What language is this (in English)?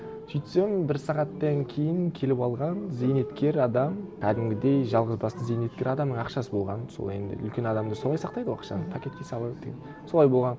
Kazakh